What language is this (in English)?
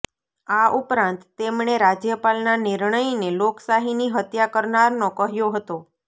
Gujarati